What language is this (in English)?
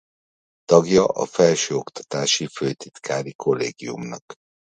Hungarian